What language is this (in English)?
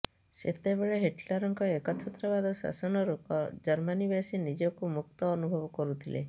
Odia